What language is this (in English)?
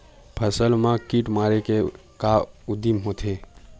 Chhattisgarhi